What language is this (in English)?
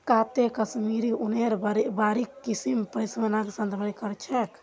Magahi